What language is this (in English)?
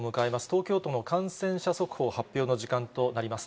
Japanese